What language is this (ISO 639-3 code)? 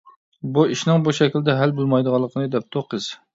uig